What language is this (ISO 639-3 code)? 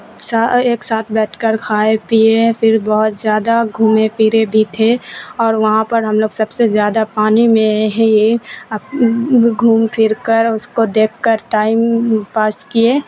urd